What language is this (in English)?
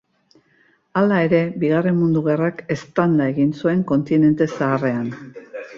Basque